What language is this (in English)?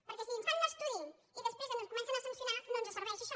Catalan